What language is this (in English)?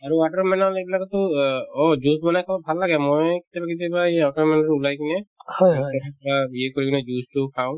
Assamese